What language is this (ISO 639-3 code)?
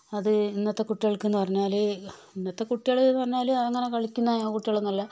mal